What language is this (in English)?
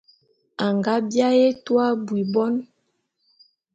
Bulu